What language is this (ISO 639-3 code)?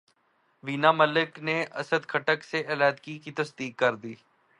urd